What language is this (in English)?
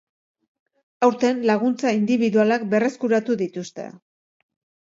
Basque